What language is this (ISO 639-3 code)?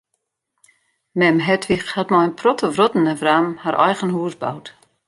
fry